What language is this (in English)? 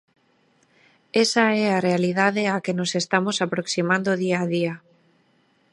Galician